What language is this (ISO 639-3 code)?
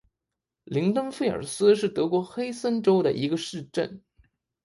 zho